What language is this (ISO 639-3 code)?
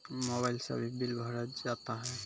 mai